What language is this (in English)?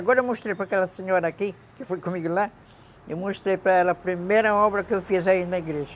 Portuguese